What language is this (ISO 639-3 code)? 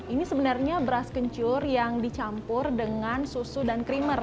ind